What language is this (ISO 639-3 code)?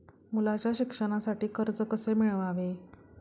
mar